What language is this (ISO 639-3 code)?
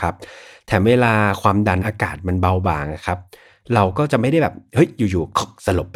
tha